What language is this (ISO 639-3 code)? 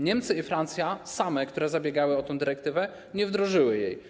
pol